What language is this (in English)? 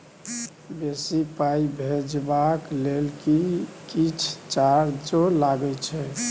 Maithili